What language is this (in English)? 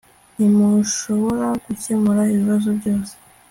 Kinyarwanda